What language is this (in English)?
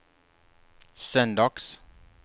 Swedish